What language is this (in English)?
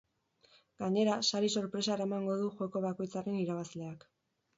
Basque